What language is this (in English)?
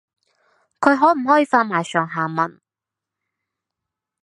Cantonese